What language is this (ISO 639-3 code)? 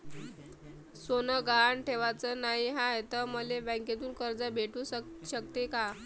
mar